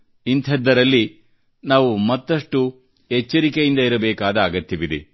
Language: Kannada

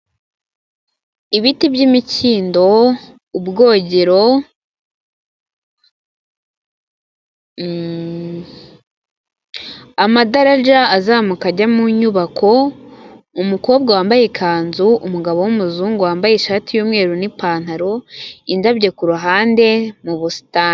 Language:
Kinyarwanda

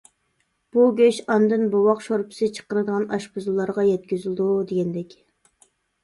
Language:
Uyghur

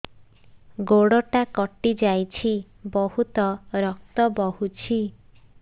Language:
Odia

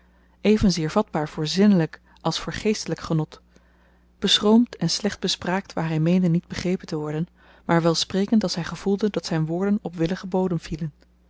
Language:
Dutch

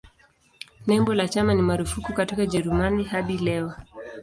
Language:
Swahili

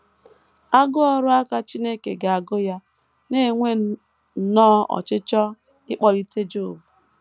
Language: Igbo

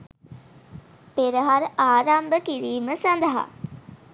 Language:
Sinhala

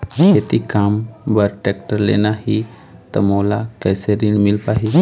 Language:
Chhattisgarhi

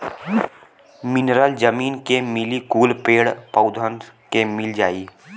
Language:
Bhojpuri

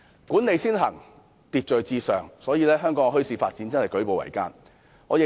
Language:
Cantonese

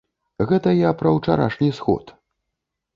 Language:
Belarusian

